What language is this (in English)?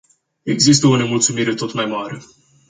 Romanian